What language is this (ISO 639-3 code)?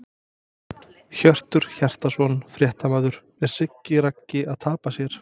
isl